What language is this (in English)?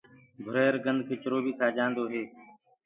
Gurgula